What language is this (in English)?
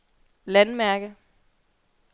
Danish